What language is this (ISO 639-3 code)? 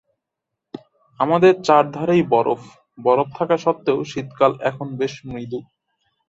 ben